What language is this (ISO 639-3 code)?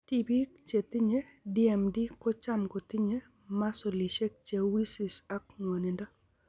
kln